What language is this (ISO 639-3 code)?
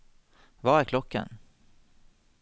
nor